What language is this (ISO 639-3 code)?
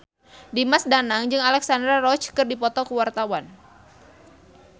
sun